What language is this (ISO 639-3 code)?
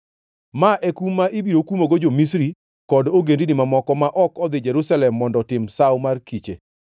luo